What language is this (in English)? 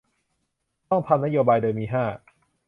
Thai